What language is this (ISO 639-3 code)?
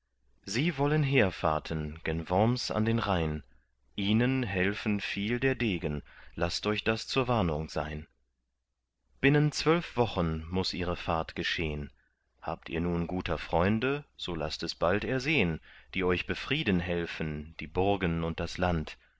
deu